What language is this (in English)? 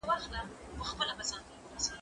Pashto